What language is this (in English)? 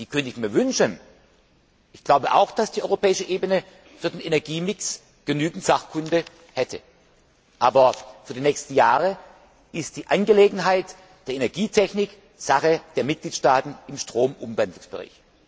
German